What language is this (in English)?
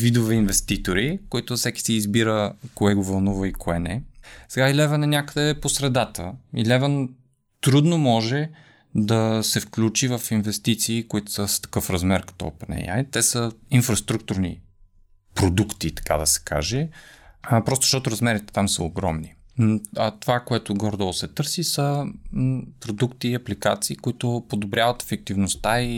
Bulgarian